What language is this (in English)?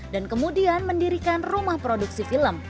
Indonesian